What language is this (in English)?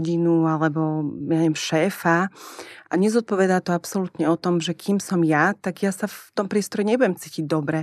Czech